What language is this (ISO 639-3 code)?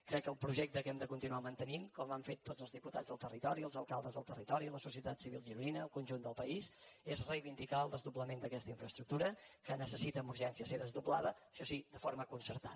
cat